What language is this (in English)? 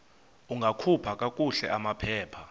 Xhosa